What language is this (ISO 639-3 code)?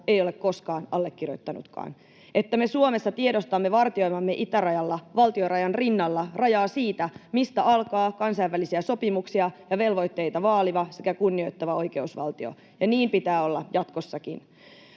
fin